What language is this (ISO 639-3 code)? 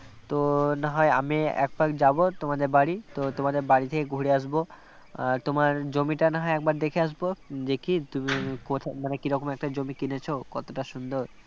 ben